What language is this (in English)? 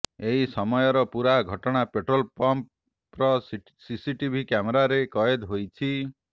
Odia